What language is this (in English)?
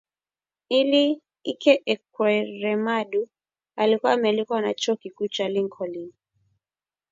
Swahili